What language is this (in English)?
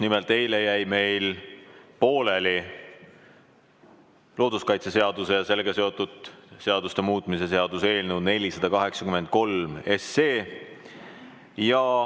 Estonian